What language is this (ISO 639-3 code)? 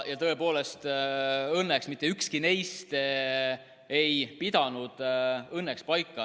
est